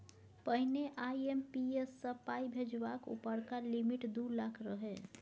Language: Maithili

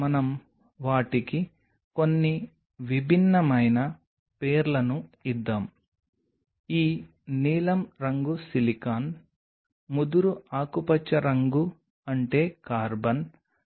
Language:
Telugu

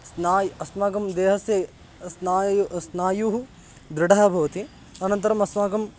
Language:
Sanskrit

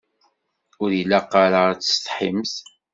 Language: Kabyle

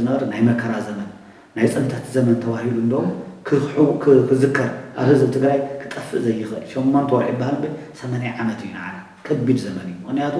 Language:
Arabic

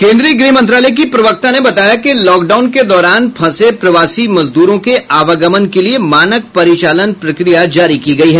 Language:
Hindi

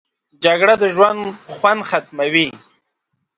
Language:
Pashto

